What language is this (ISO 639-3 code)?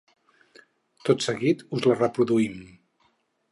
cat